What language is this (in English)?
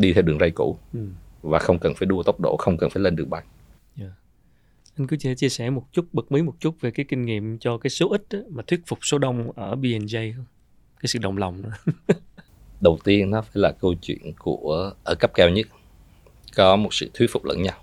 Vietnamese